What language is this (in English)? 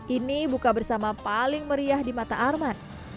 Indonesian